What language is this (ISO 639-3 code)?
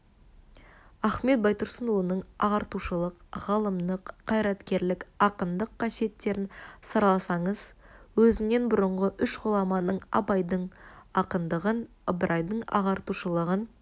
kaz